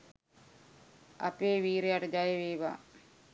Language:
Sinhala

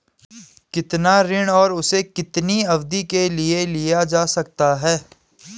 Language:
Hindi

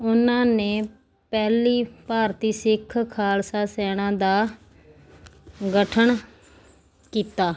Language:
Punjabi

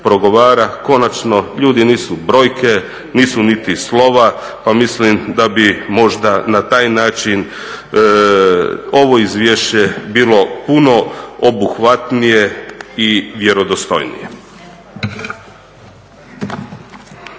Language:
Croatian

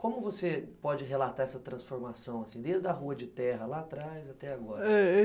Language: Portuguese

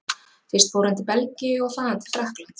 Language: Icelandic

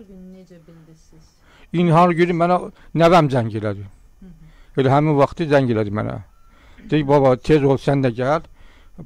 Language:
Turkish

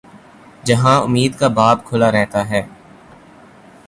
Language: Urdu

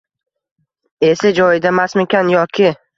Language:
Uzbek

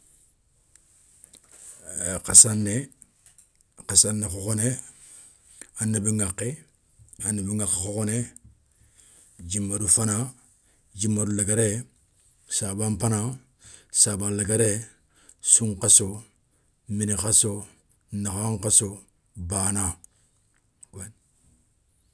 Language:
Soninke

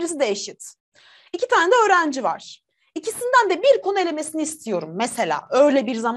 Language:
Turkish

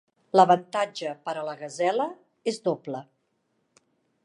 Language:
Catalan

